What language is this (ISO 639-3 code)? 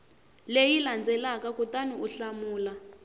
tso